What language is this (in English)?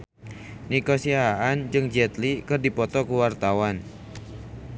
Sundanese